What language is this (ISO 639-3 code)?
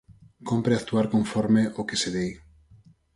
glg